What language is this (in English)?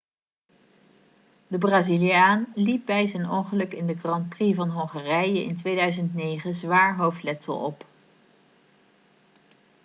Dutch